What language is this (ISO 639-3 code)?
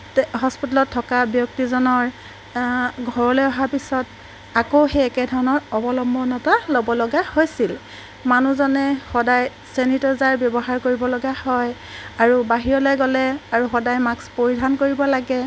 asm